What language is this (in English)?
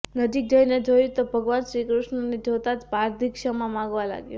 Gujarati